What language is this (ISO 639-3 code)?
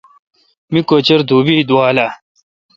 xka